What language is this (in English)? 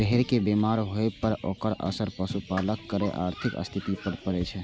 Maithili